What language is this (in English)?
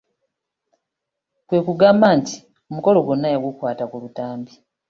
Ganda